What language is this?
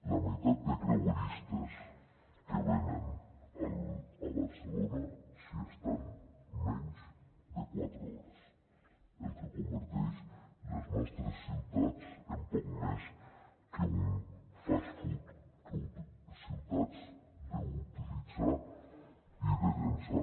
Catalan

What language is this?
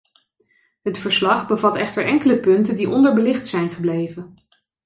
Dutch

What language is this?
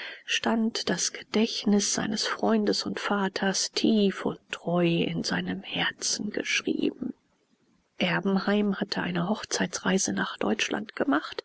German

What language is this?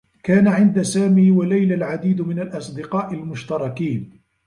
Arabic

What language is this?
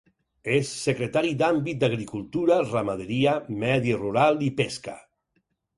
Catalan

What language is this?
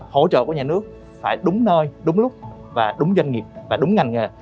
Vietnamese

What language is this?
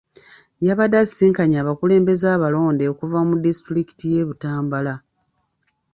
Ganda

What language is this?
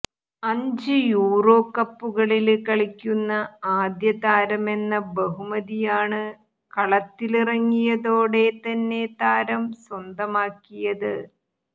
Malayalam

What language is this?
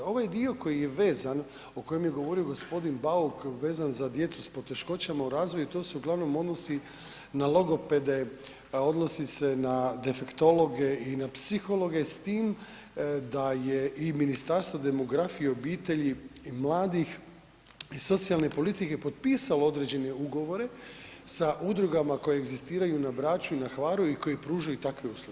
Croatian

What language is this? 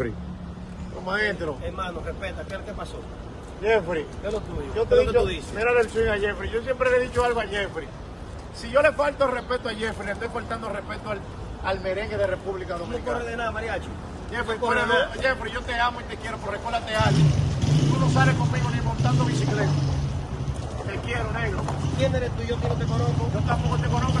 Spanish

